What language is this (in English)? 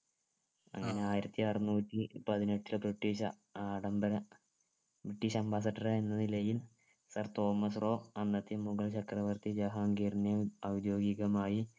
Malayalam